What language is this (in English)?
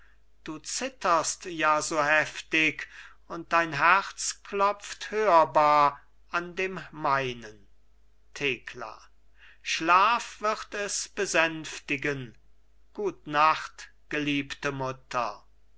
German